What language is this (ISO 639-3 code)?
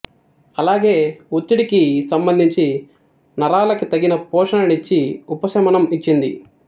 tel